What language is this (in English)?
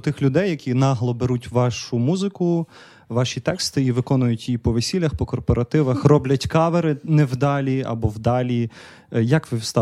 Ukrainian